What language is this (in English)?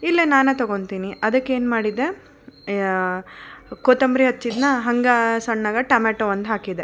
Kannada